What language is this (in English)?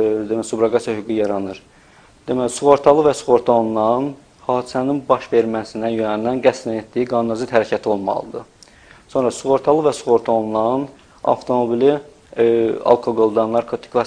Turkish